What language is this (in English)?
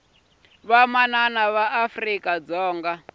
Tsonga